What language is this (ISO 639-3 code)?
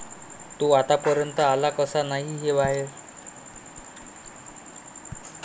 mar